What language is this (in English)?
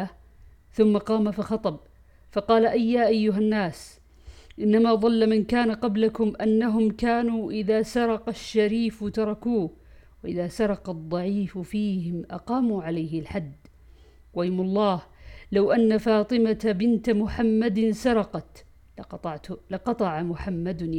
Arabic